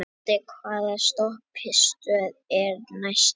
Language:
Icelandic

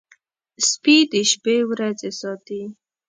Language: Pashto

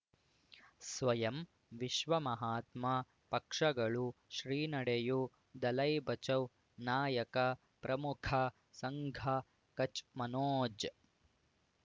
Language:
Kannada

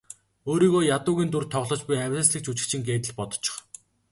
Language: Mongolian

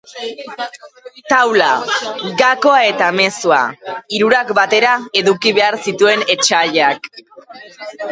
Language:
Basque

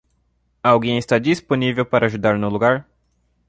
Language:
Portuguese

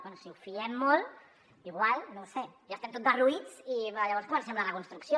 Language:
Catalan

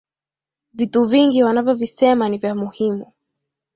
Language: Swahili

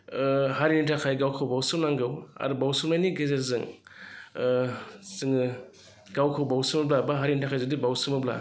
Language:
Bodo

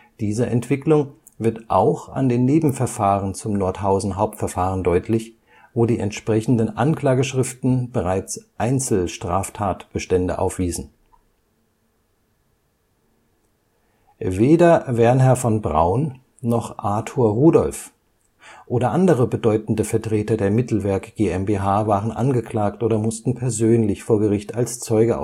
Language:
German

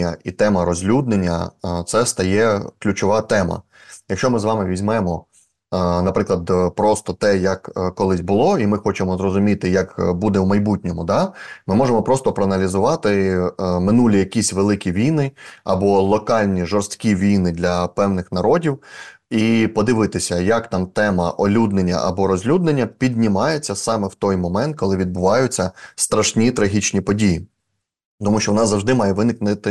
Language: Ukrainian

